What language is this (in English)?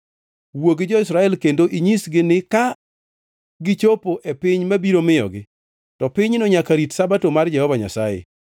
Luo (Kenya and Tanzania)